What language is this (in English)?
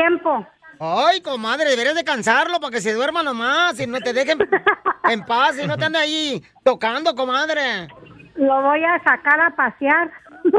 Spanish